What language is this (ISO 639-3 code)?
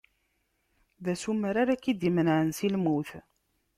kab